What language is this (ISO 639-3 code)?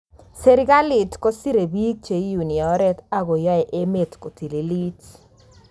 kln